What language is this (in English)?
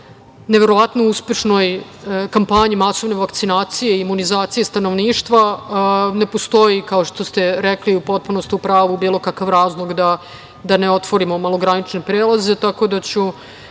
Serbian